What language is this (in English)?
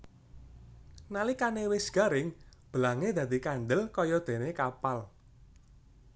Javanese